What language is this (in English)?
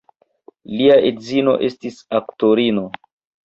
Esperanto